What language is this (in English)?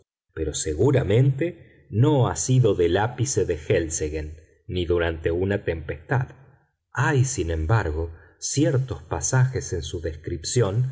Spanish